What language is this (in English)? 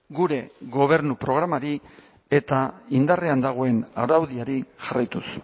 Basque